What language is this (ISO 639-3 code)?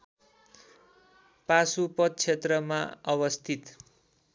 nep